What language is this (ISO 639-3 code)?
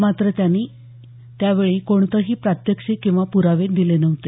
mar